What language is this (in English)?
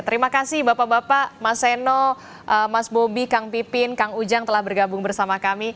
Indonesian